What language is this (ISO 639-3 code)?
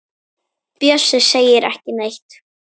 isl